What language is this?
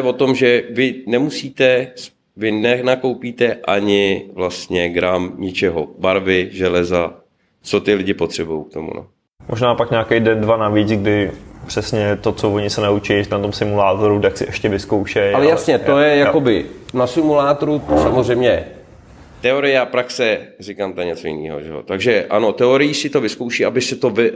Czech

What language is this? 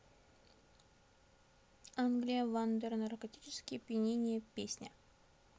Russian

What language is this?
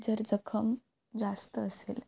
Marathi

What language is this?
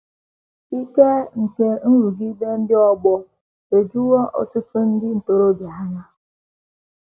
Igbo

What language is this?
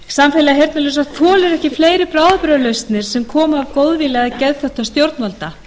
Icelandic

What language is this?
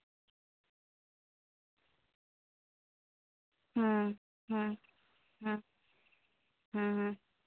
Santali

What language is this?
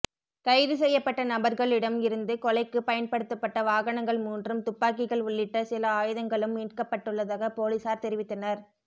Tamil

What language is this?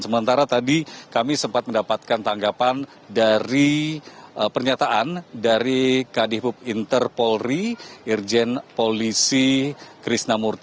Indonesian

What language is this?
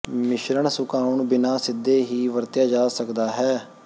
Punjabi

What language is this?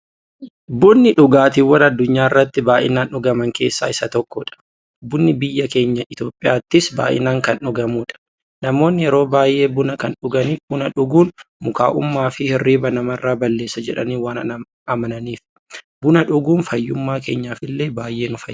Oromo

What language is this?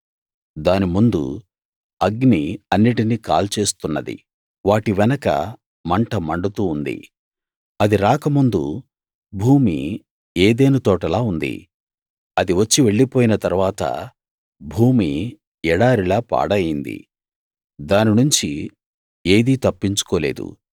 Telugu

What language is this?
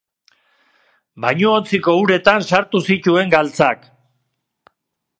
Basque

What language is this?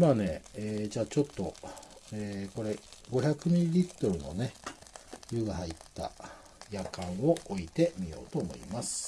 Japanese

